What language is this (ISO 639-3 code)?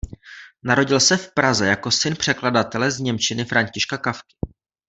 ces